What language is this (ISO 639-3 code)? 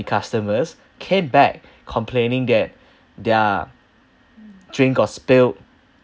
eng